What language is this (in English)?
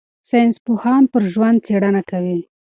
Pashto